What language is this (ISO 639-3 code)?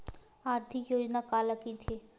hne